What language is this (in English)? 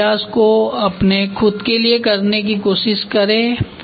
Hindi